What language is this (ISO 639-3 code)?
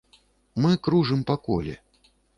bel